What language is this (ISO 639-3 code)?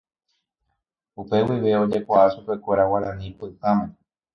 grn